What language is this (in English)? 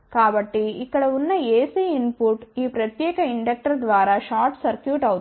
Telugu